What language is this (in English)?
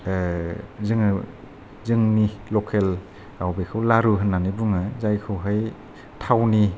Bodo